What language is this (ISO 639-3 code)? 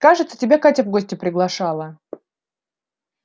rus